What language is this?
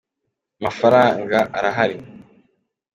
Kinyarwanda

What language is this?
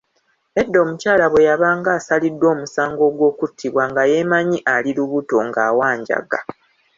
Ganda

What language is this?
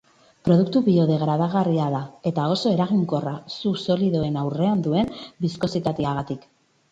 Basque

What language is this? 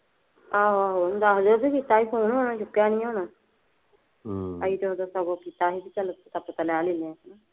Punjabi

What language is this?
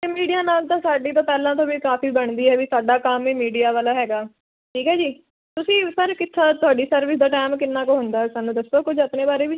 Punjabi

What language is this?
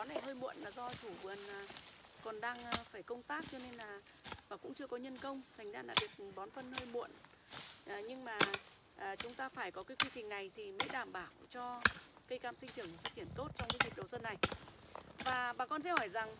Vietnamese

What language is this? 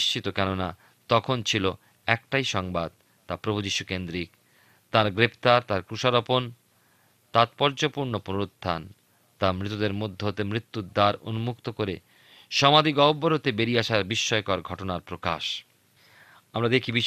Bangla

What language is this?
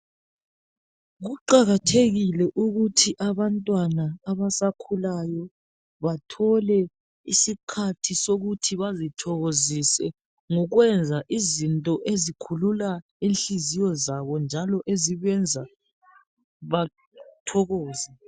North Ndebele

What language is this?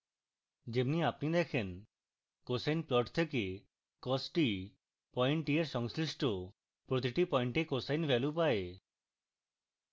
Bangla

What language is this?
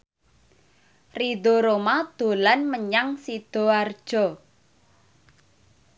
Javanese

